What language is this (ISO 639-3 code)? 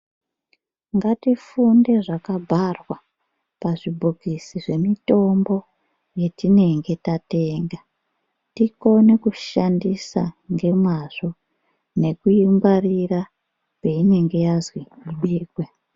ndc